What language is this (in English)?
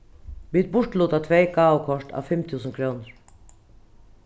Faroese